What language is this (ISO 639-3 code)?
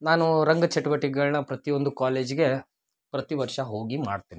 kan